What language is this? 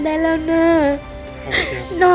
Thai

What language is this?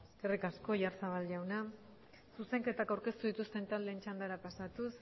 Basque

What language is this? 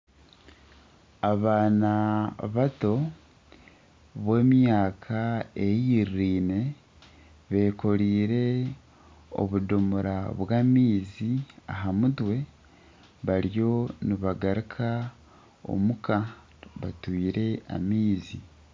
Nyankole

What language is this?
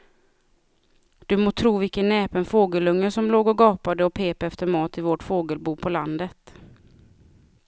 Swedish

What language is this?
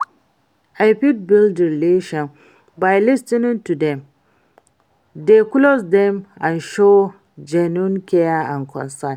Nigerian Pidgin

